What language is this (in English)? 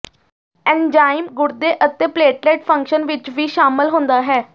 Punjabi